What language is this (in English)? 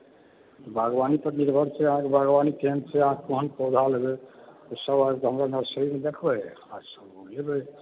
Maithili